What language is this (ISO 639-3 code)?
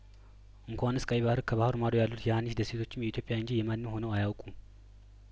amh